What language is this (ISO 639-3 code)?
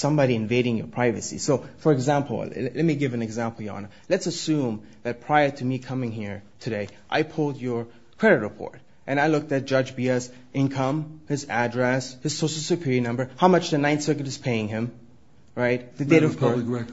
eng